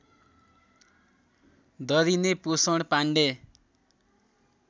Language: Nepali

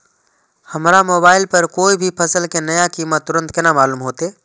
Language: Maithili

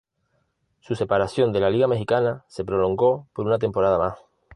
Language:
Spanish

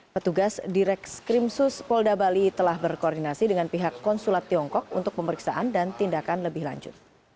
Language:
Indonesian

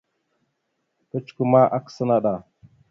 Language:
Mada (Cameroon)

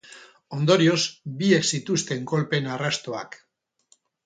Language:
Basque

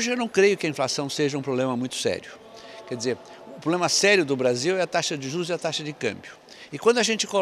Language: Portuguese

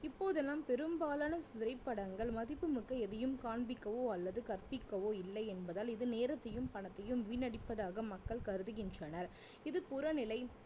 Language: Tamil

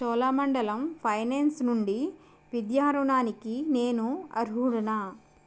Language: Telugu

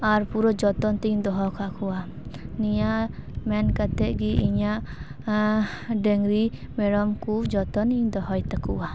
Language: Santali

